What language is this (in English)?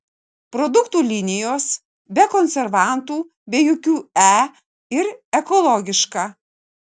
Lithuanian